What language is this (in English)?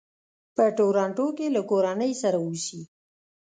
Pashto